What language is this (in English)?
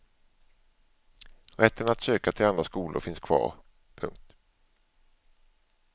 Swedish